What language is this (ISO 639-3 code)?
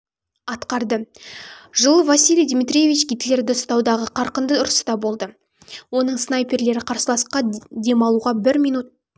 kaz